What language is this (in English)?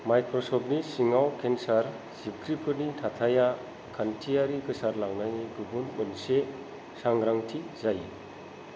Bodo